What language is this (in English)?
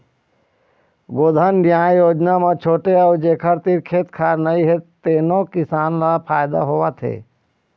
Chhattisgarhi